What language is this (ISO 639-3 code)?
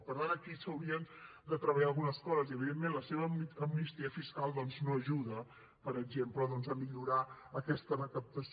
cat